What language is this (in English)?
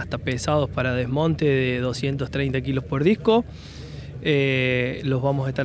Spanish